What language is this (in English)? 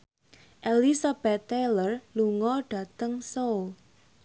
Javanese